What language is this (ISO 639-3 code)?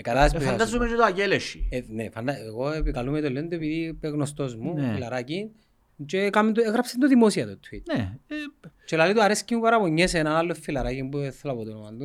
ell